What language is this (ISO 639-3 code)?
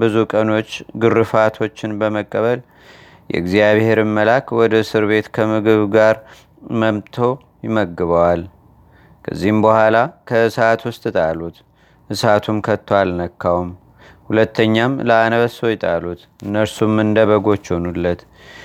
amh